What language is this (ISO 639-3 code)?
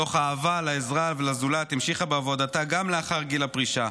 heb